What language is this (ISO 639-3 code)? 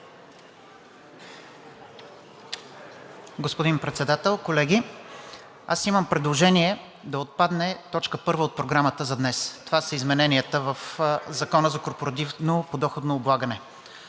bul